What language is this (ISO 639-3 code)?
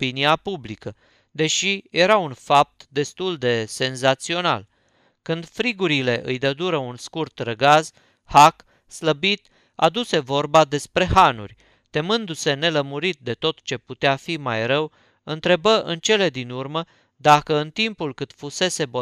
ron